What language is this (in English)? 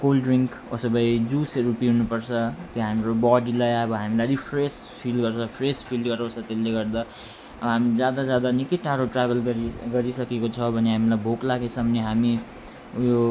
Nepali